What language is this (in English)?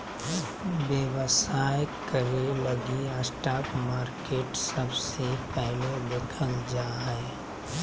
Magahi